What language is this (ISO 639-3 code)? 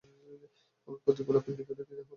ben